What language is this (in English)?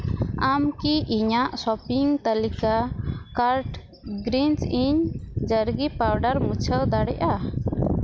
Santali